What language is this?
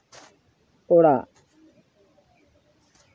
Santali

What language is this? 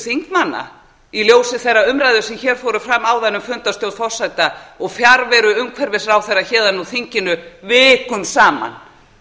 Icelandic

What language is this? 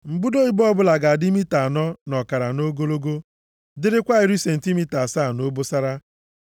Igbo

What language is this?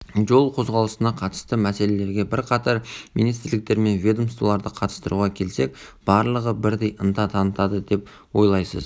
Kazakh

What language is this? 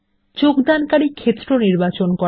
Bangla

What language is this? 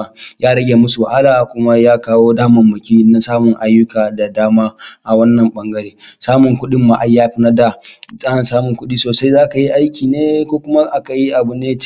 Hausa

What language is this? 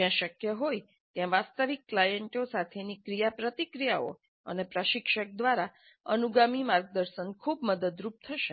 Gujarati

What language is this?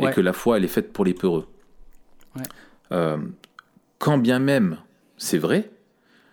French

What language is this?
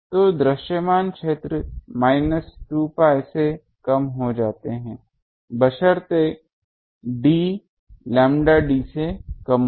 Hindi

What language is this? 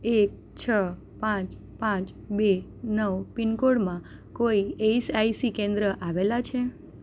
Gujarati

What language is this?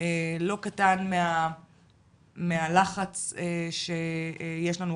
Hebrew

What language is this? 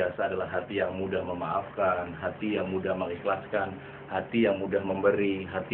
Indonesian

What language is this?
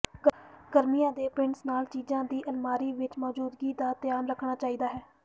Punjabi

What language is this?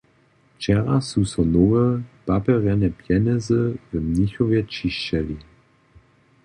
Upper Sorbian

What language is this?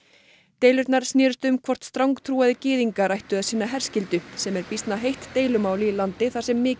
Icelandic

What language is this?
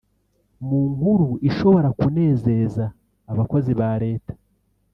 Kinyarwanda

